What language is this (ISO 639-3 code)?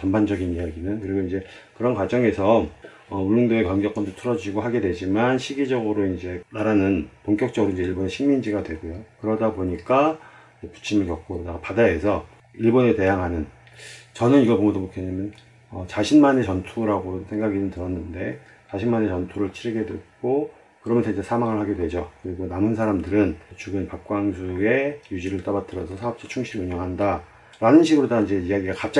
kor